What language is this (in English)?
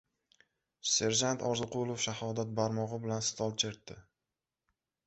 Uzbek